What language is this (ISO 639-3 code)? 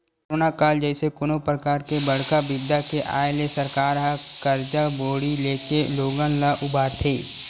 hne